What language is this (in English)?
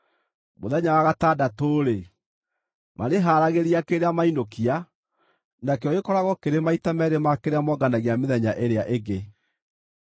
Kikuyu